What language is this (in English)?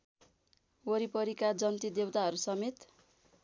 Nepali